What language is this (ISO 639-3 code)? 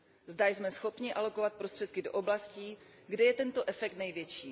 ces